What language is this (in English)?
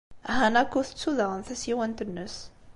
Kabyle